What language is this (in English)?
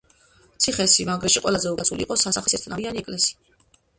Georgian